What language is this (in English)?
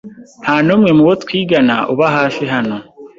Kinyarwanda